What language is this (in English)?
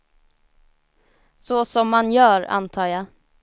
Swedish